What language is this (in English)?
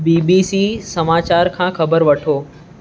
Sindhi